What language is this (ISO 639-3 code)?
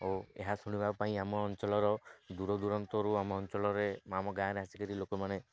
ori